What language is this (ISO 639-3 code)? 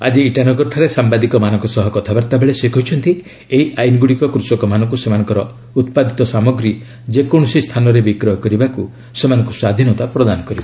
ori